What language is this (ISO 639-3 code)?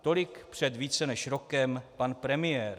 ces